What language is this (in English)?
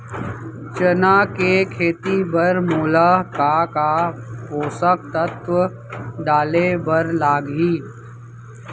Chhattisgarhi